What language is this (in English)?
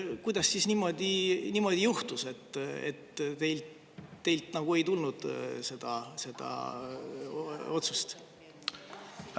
Estonian